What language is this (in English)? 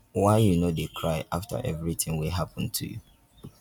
Nigerian Pidgin